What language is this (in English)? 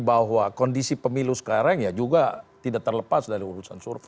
Indonesian